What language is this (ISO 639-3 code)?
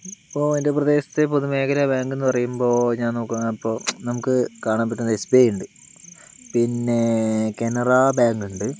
mal